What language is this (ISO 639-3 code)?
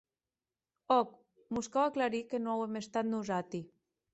oci